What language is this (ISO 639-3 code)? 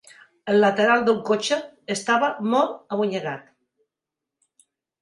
cat